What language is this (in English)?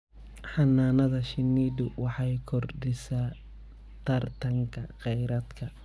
Somali